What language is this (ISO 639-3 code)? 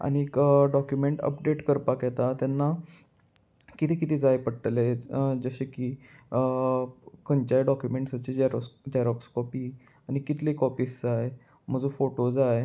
kok